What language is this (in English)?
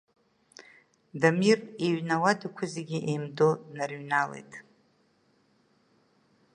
Abkhazian